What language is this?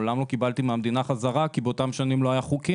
Hebrew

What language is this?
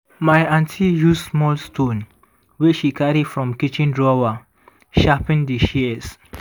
Nigerian Pidgin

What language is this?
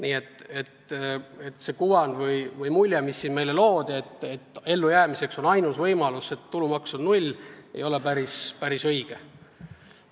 Estonian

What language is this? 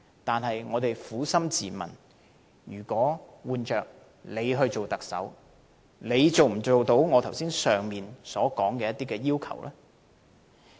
Cantonese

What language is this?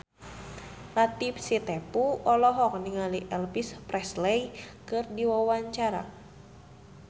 Sundanese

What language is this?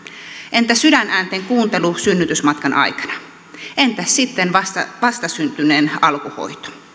Finnish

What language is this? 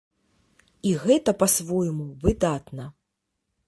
Belarusian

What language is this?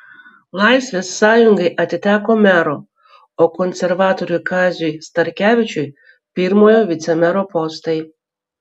Lithuanian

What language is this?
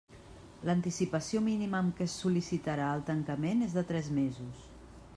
Catalan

